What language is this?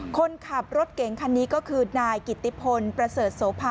Thai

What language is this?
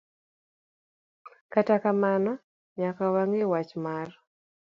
Luo (Kenya and Tanzania)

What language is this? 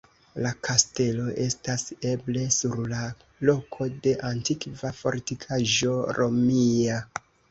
Esperanto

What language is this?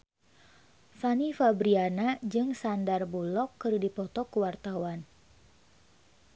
Sundanese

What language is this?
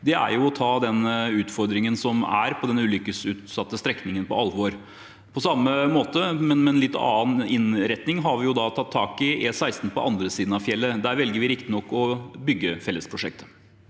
Norwegian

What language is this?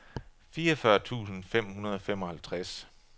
Danish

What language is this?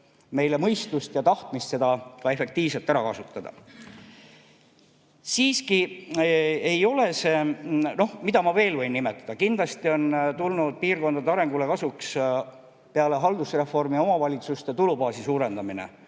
Estonian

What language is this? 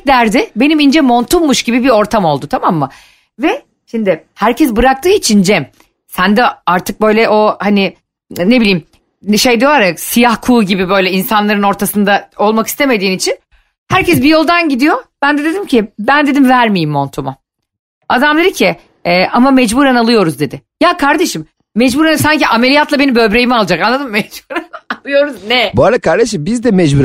Turkish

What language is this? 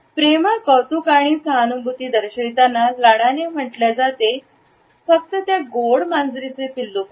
Marathi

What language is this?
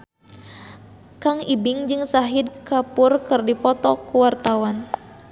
Sundanese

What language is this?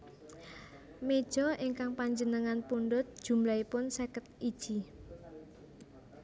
Javanese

